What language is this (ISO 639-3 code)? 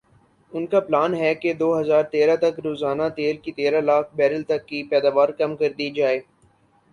urd